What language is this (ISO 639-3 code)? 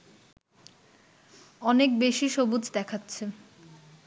ben